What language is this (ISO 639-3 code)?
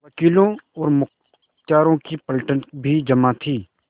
hin